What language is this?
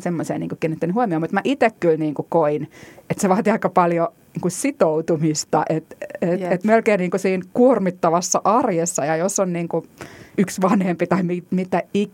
Finnish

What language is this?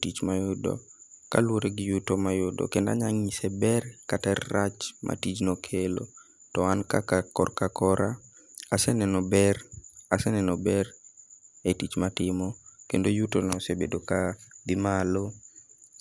Luo (Kenya and Tanzania)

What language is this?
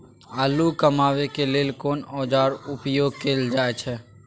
Maithili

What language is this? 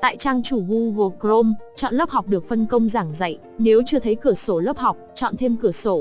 Vietnamese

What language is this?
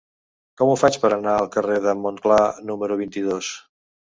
Catalan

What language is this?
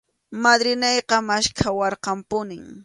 Arequipa-La Unión Quechua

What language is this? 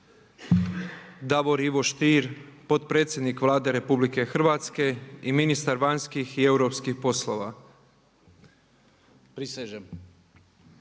Croatian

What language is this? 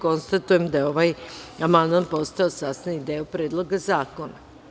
Serbian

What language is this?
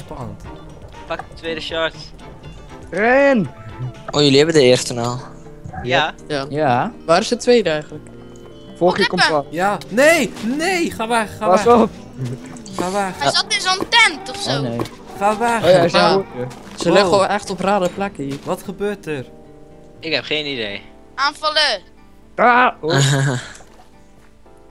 Dutch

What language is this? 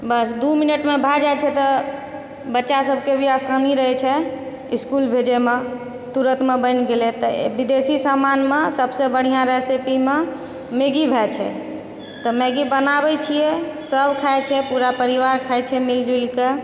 Maithili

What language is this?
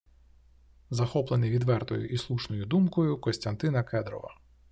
Ukrainian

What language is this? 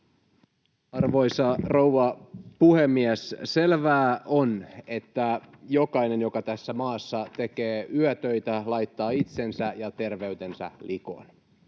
Finnish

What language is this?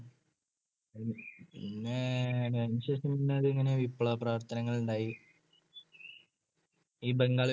Malayalam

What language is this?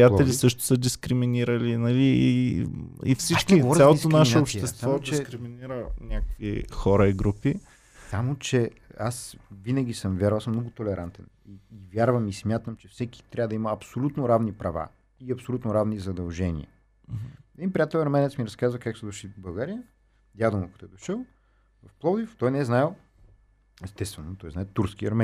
Bulgarian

